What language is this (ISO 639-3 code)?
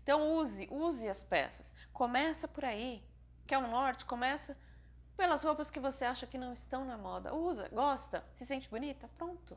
por